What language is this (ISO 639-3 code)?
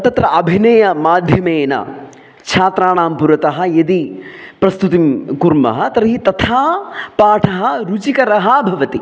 san